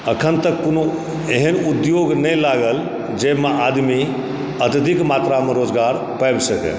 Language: Maithili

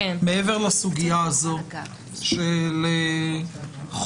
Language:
Hebrew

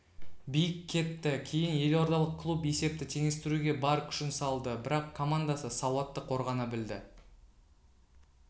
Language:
Kazakh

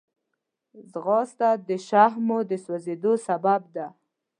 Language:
Pashto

